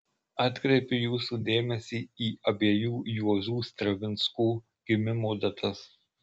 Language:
Lithuanian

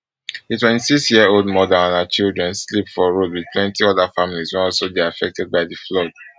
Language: Nigerian Pidgin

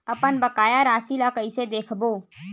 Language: Chhattisgarhi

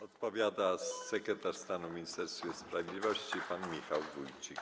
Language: Polish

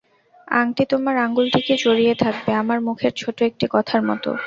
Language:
Bangla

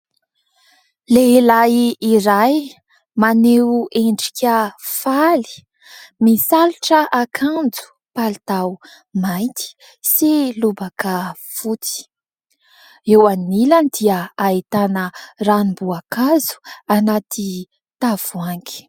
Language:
Malagasy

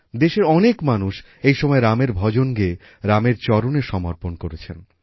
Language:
Bangla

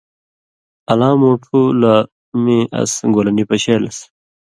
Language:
Indus Kohistani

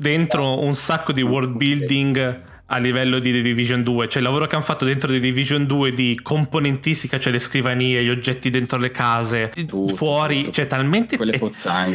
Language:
Italian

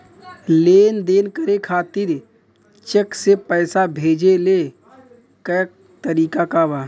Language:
Bhojpuri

